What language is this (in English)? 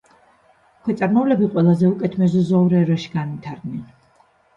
Georgian